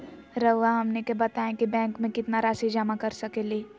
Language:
Magahi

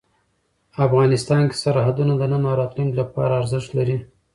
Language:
Pashto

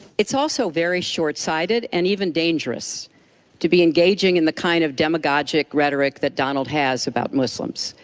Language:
English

